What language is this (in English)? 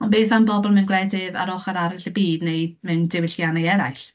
Welsh